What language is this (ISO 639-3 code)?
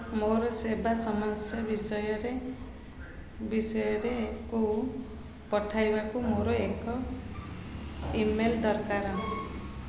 ori